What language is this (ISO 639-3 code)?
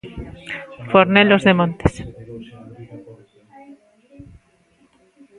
glg